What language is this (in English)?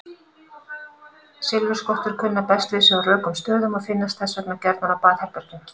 Icelandic